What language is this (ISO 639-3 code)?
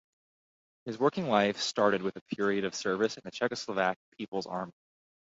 eng